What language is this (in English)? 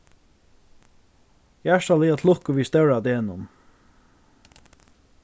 Faroese